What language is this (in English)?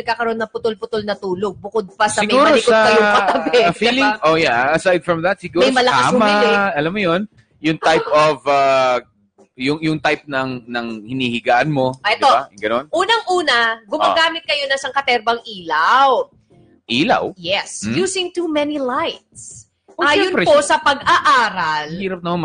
Filipino